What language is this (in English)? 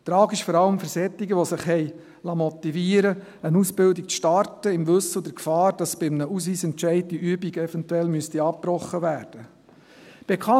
Swiss German